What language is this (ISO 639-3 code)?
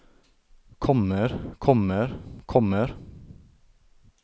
nor